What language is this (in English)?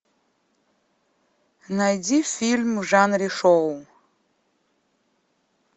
Russian